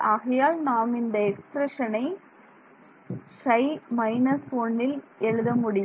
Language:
Tamil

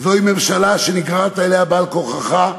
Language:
Hebrew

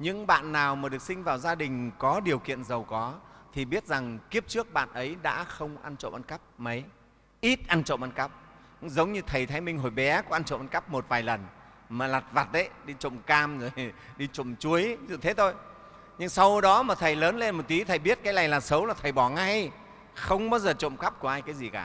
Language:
Vietnamese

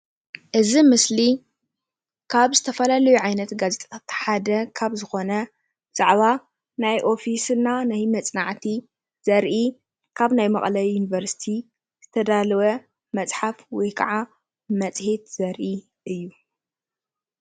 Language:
Tigrinya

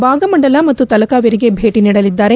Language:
Kannada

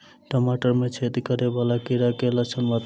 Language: Maithili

